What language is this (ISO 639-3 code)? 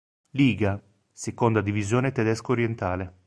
ita